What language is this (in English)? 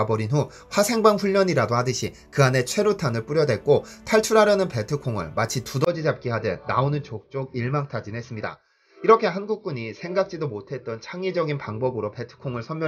Korean